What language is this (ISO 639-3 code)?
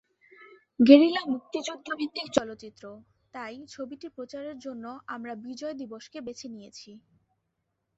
ben